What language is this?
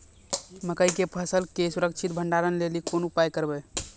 Maithili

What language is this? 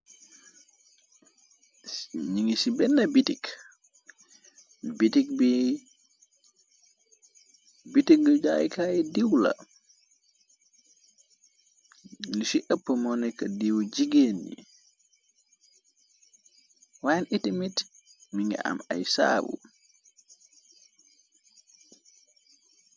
Wolof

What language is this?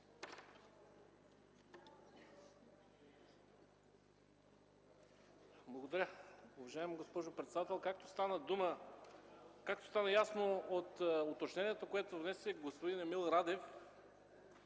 Bulgarian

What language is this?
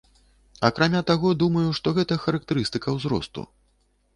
Belarusian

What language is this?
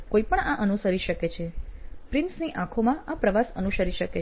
Gujarati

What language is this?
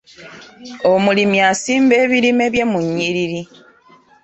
Ganda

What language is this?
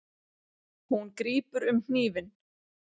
Icelandic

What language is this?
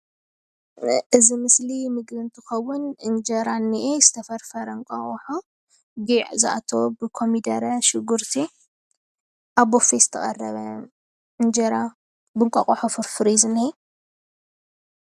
Tigrinya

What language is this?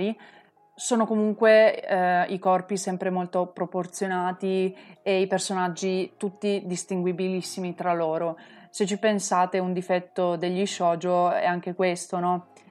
Italian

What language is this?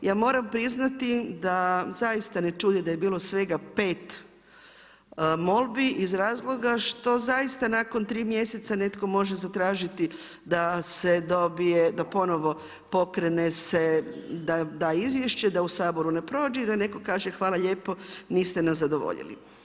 Croatian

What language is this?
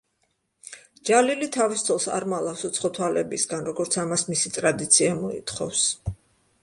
Georgian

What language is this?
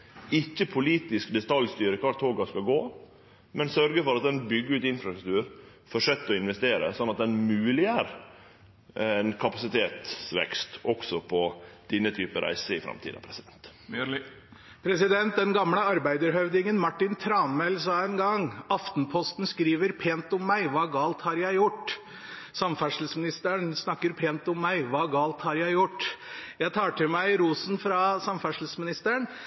Norwegian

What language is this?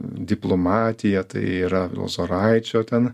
Lithuanian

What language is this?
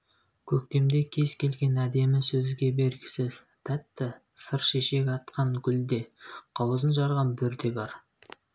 Kazakh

